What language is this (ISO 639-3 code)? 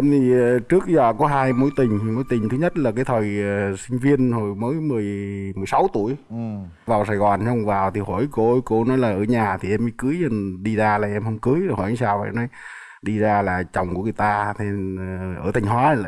vie